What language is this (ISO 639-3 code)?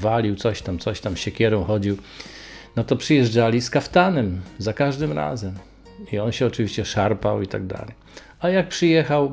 pol